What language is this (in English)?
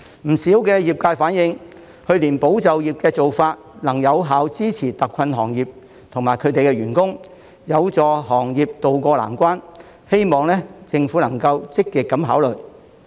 Cantonese